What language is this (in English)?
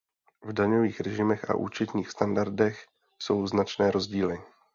Czech